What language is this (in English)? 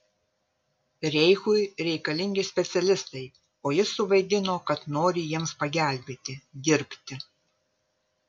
Lithuanian